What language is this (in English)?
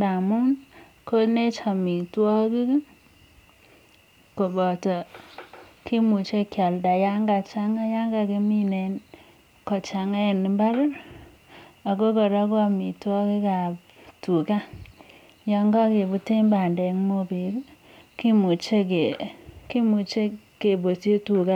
Kalenjin